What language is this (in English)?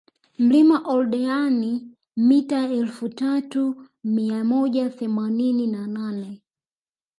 Swahili